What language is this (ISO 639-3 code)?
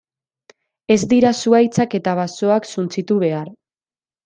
eus